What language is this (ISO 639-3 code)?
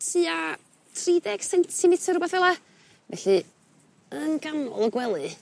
cym